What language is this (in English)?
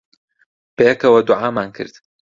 Central Kurdish